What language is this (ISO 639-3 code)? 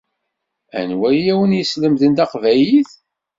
kab